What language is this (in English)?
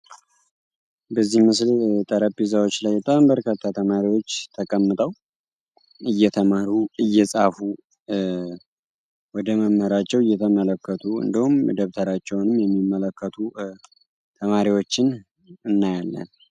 Amharic